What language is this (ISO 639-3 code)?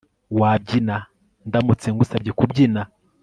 kin